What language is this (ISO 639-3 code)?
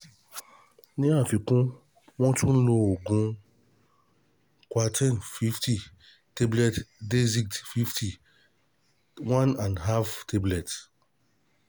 yor